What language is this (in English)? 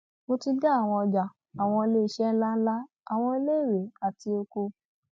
Yoruba